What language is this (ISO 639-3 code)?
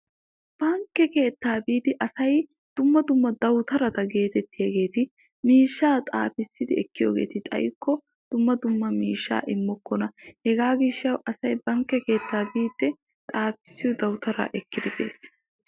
wal